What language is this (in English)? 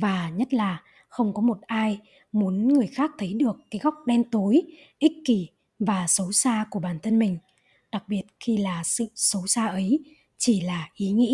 Vietnamese